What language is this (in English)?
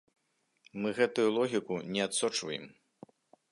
Belarusian